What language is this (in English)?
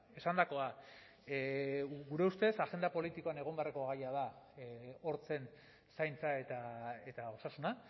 Basque